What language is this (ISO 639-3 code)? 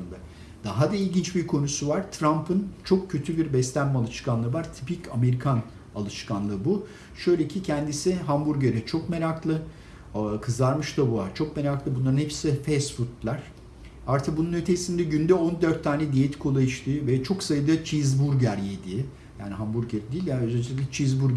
tur